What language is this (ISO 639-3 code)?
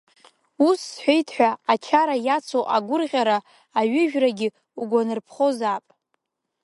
abk